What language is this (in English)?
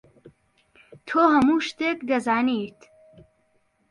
Central Kurdish